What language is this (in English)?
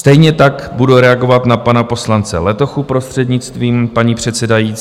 Czech